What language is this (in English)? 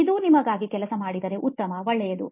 Kannada